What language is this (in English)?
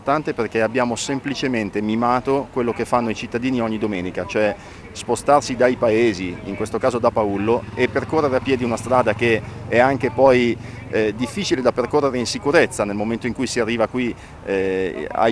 Italian